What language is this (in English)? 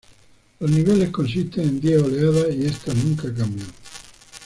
Spanish